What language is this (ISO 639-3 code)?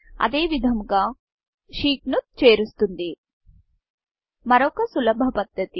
tel